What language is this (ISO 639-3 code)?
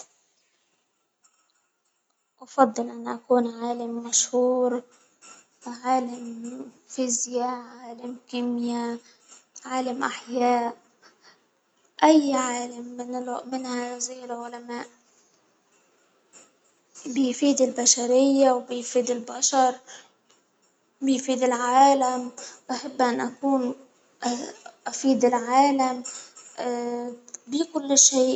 acw